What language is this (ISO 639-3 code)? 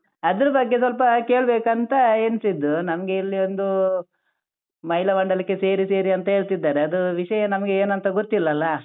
kan